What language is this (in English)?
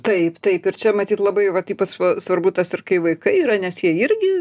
Lithuanian